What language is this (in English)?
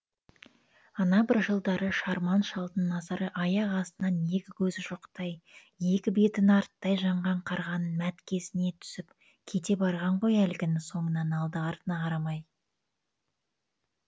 Kazakh